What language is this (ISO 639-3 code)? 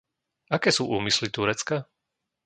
slk